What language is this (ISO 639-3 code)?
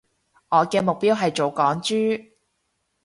yue